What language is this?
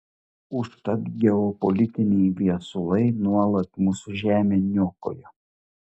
Lithuanian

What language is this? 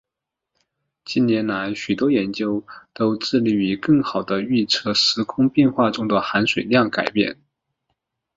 Chinese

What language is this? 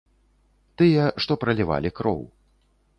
Belarusian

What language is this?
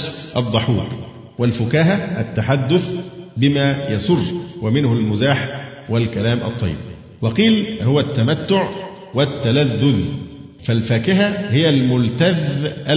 Arabic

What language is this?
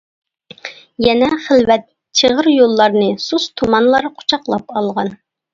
Uyghur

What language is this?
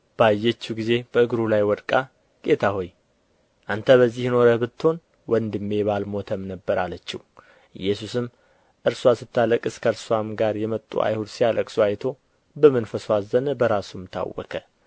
Amharic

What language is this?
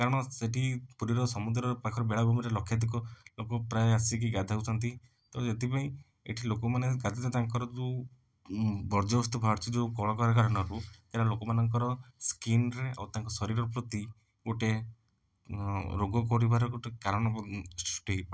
Odia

